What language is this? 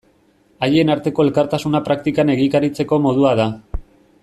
Basque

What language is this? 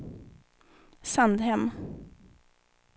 Swedish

